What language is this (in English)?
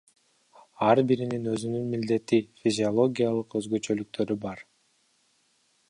Kyrgyz